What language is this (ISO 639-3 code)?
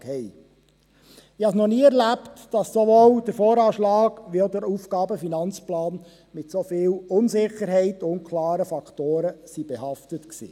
gsw